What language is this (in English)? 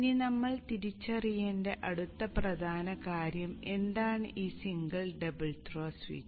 Malayalam